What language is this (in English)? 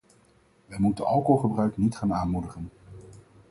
Dutch